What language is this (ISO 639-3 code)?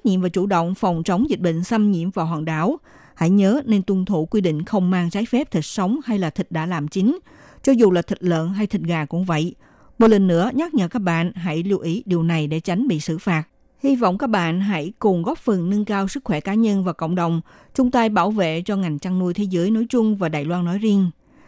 vie